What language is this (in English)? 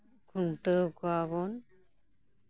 Santali